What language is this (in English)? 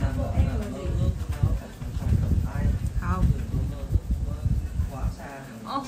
Vietnamese